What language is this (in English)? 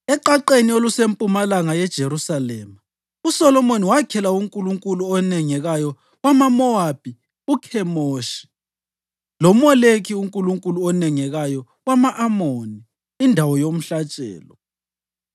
North Ndebele